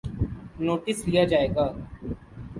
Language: Urdu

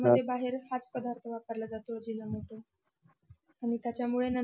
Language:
Marathi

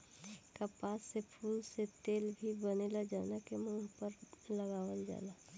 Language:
Bhojpuri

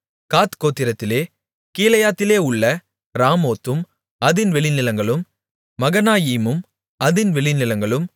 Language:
Tamil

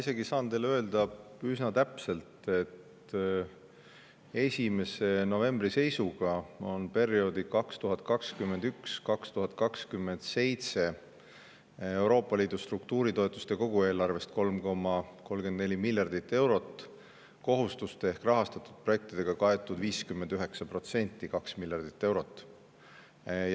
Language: Estonian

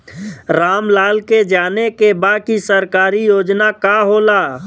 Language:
Bhojpuri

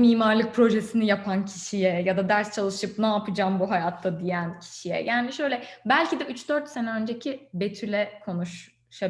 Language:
Turkish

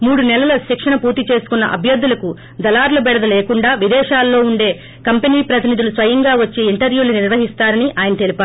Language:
Telugu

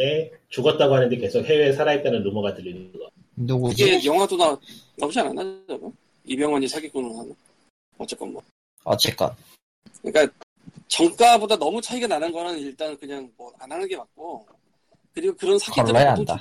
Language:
Korean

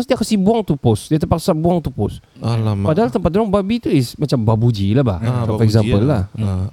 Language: Malay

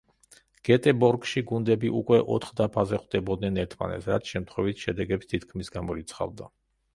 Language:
Georgian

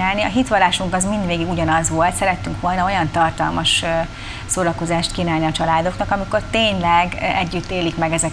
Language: Hungarian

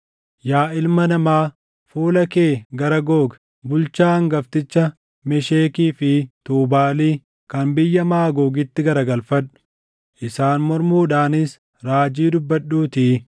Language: Oromo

